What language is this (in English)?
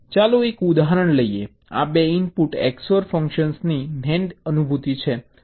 Gujarati